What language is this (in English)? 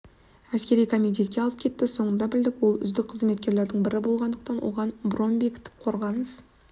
Kazakh